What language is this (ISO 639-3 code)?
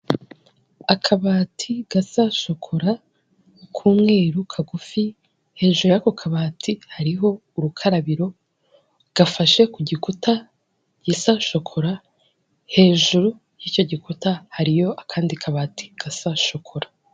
kin